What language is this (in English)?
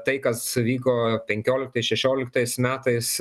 Lithuanian